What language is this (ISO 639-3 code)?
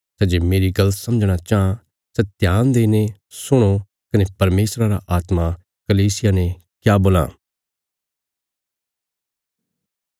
kfs